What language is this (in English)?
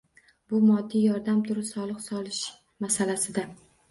Uzbek